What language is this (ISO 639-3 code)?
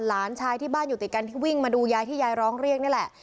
tha